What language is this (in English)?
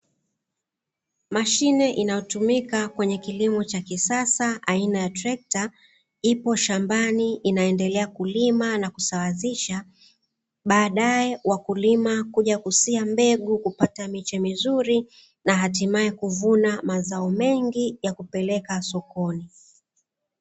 Swahili